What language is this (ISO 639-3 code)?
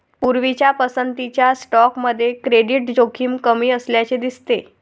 mar